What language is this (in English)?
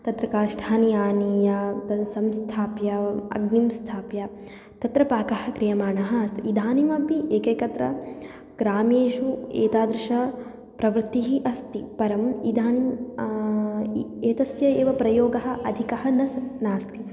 Sanskrit